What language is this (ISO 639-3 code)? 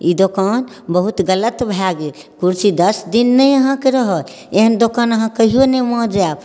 mai